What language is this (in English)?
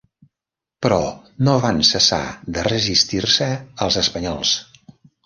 Catalan